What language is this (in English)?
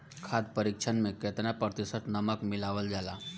Bhojpuri